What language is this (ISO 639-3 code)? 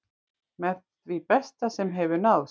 isl